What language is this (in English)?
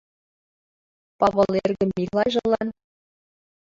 Mari